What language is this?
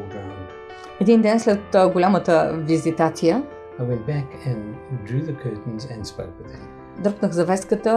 Bulgarian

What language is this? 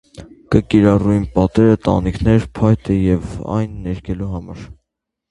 Armenian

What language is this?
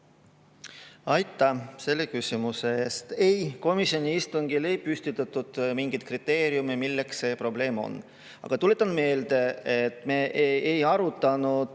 Estonian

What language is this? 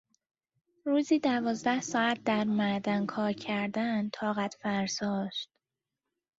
Persian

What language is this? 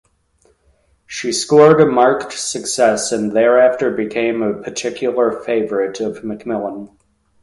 English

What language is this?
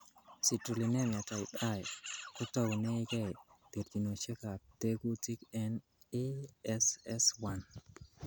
Kalenjin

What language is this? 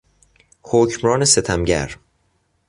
Persian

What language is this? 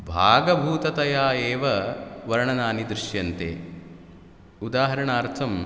Sanskrit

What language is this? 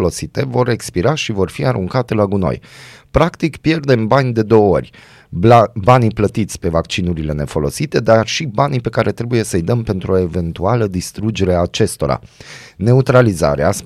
Romanian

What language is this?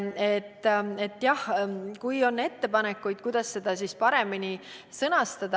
Estonian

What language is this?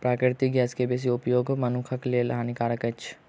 Maithili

